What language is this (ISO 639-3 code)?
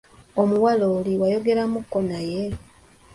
lug